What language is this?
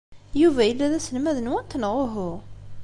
Kabyle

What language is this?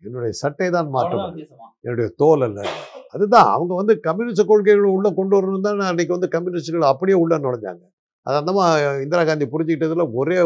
Tamil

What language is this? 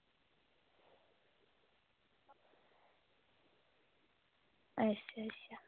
Dogri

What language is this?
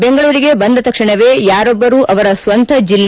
Kannada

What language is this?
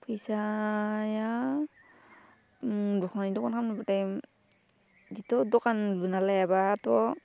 Bodo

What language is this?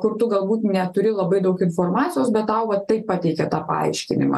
Lithuanian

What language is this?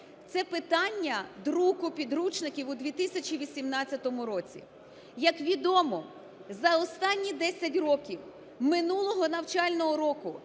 Ukrainian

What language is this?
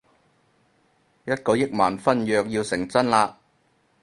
Cantonese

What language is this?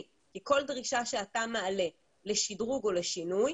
Hebrew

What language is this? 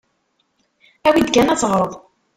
Kabyle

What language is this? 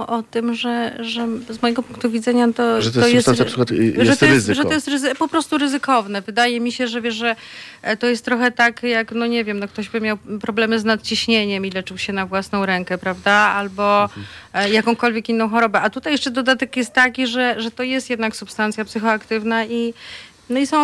Polish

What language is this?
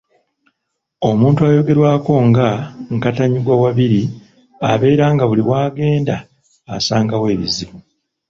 Ganda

